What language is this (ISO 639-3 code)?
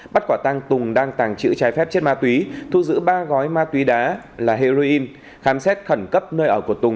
vie